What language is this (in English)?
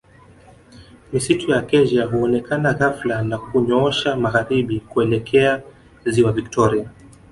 Swahili